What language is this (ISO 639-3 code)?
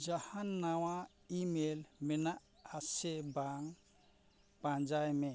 sat